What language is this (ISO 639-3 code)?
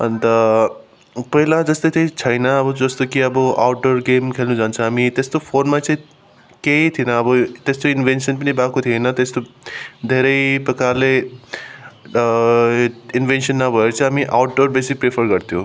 nep